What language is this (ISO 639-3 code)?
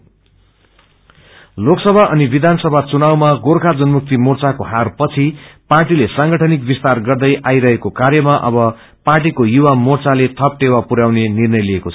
nep